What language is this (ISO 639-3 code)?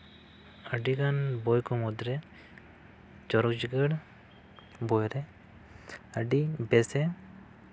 sat